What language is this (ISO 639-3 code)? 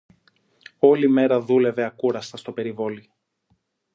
ell